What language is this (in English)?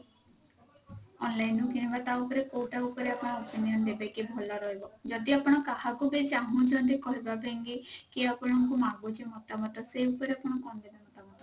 Odia